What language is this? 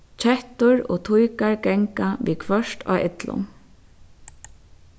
Faroese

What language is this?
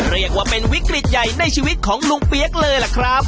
Thai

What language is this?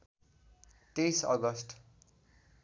Nepali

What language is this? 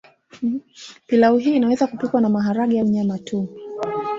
Swahili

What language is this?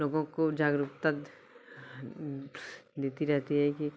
Hindi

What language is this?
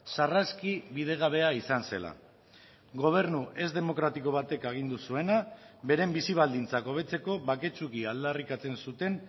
Basque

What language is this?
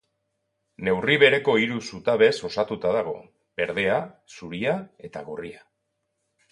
Basque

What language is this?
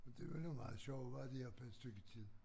Danish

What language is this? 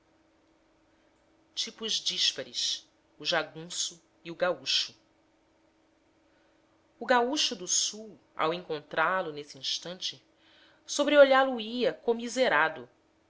Portuguese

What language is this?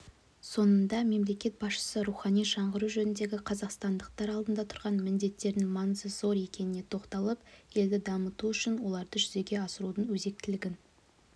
Kazakh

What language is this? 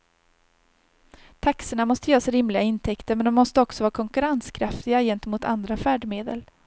Swedish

